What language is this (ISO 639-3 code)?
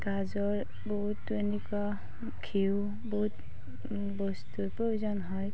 asm